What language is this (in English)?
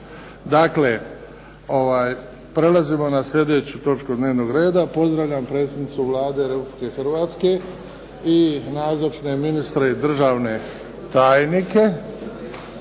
Croatian